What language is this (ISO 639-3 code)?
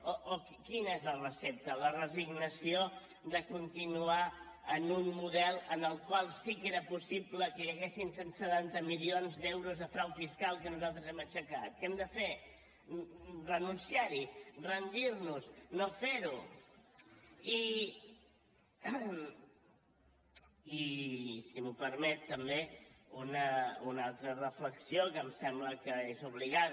cat